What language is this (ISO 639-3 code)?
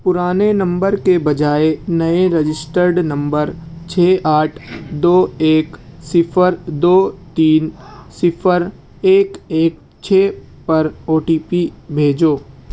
urd